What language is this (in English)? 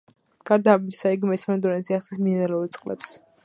Georgian